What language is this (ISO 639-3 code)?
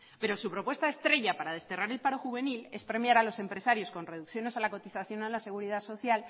spa